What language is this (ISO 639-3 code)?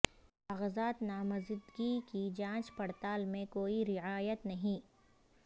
urd